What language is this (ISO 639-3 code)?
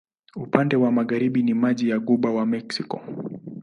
swa